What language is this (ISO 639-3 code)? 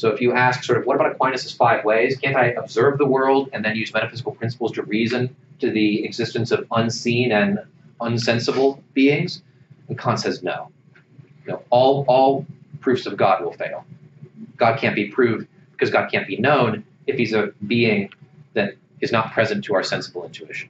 eng